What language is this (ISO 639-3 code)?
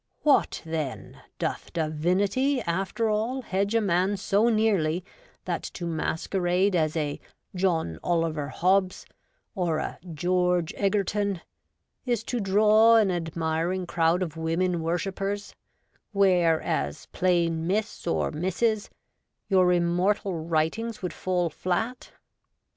eng